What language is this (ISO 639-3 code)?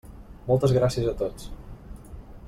cat